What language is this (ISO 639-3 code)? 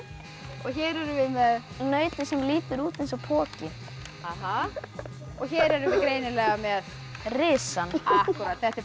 isl